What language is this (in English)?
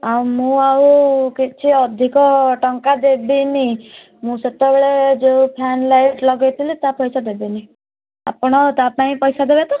Odia